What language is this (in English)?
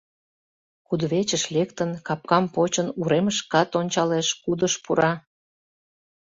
Mari